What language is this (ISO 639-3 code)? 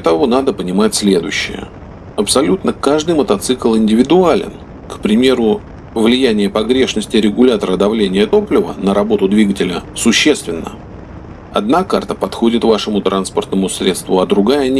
rus